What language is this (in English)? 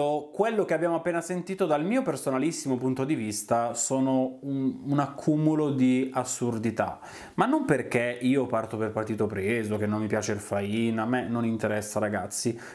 Italian